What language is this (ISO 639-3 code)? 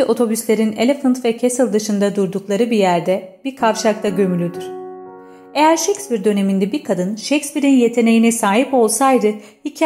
tur